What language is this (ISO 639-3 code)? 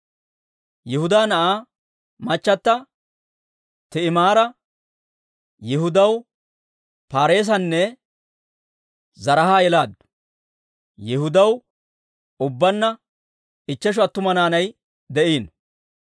dwr